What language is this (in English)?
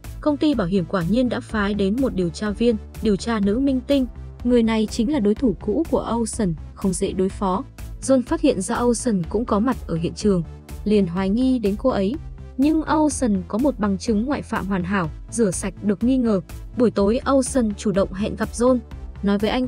Vietnamese